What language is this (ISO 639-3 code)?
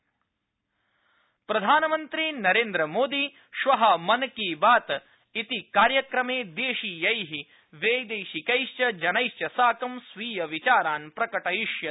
san